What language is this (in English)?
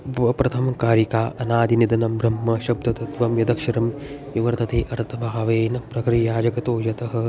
Sanskrit